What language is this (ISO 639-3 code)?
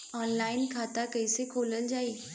bho